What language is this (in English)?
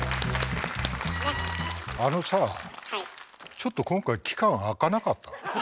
Japanese